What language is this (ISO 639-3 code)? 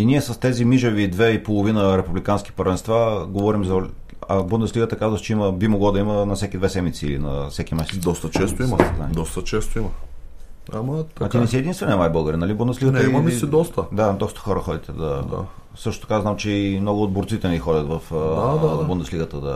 bul